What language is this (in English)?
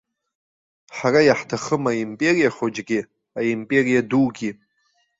Abkhazian